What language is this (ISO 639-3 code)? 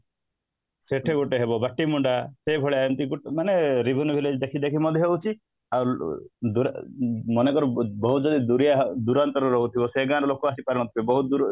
ori